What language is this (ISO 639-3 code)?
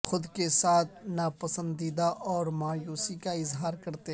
urd